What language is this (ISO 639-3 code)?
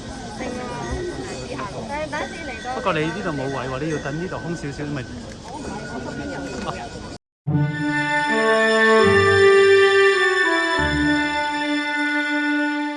zho